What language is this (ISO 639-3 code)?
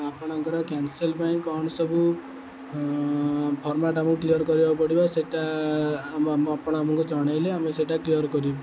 ori